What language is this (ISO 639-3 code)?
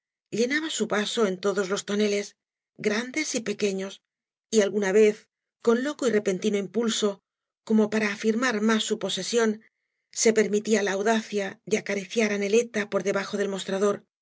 spa